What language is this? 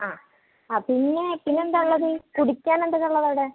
Malayalam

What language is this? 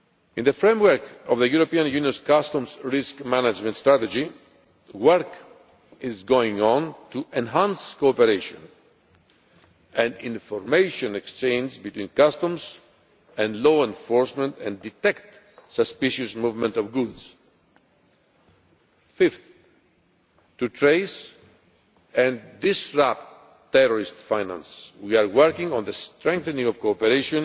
English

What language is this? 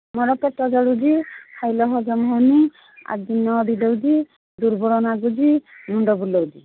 Odia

